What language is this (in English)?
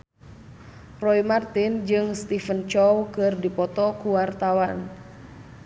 Sundanese